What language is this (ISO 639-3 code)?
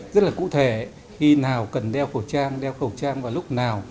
vie